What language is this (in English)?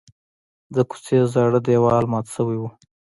Pashto